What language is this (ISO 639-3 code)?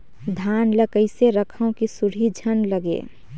hne